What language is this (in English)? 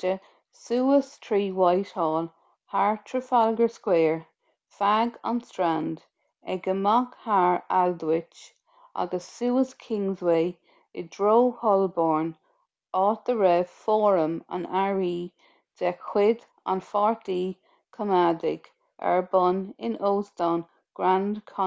Irish